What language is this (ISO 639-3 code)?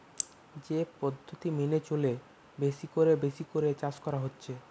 ben